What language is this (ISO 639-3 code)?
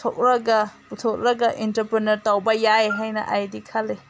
mni